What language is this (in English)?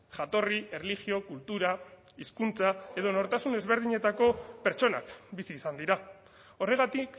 Basque